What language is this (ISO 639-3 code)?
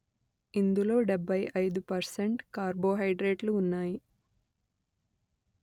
tel